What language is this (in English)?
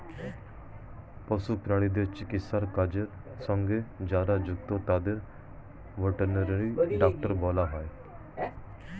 Bangla